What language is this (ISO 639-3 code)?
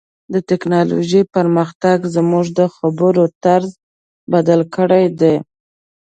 pus